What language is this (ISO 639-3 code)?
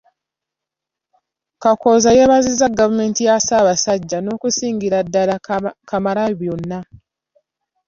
lug